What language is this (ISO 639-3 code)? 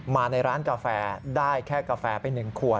tha